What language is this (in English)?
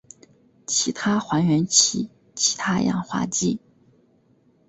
Chinese